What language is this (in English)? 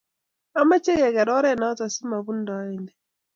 Kalenjin